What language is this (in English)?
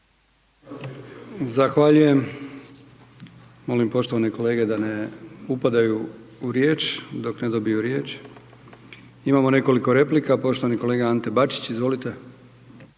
Croatian